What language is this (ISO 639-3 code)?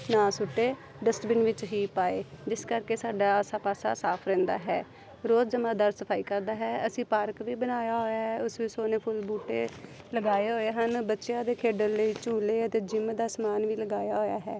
pan